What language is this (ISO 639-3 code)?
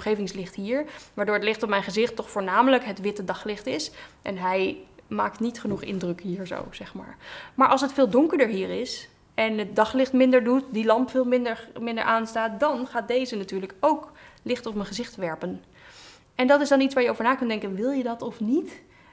nld